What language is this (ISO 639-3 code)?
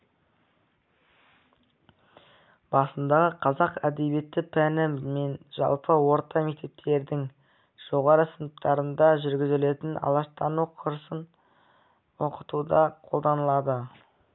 kaz